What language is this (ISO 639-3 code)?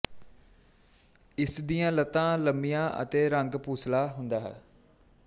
pan